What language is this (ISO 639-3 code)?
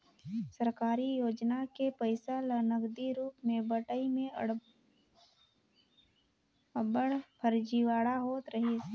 hne